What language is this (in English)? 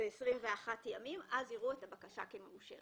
Hebrew